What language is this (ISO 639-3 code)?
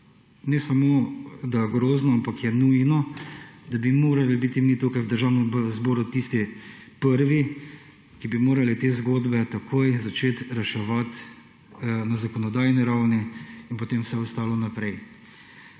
slv